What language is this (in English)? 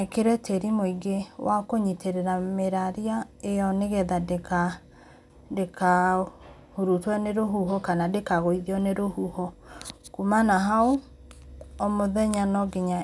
Kikuyu